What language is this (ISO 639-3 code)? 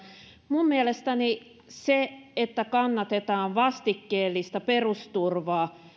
fin